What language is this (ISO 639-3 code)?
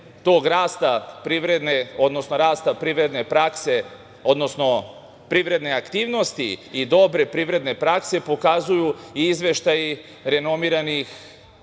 srp